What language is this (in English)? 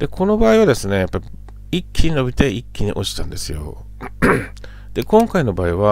Japanese